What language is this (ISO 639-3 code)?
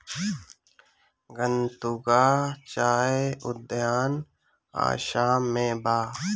bho